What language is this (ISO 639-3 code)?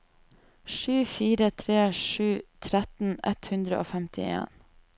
nor